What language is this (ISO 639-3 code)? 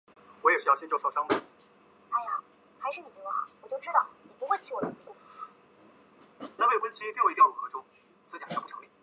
zho